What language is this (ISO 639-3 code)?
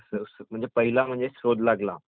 mar